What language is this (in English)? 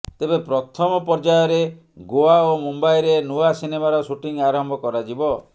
Odia